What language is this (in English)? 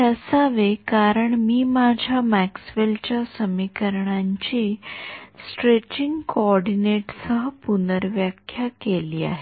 Marathi